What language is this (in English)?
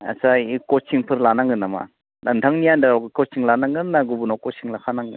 Bodo